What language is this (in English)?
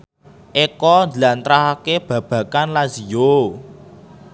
Javanese